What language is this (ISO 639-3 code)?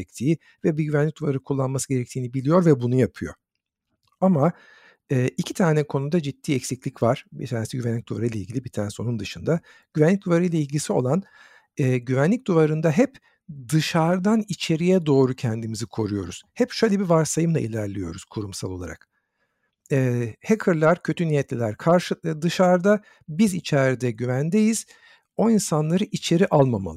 tur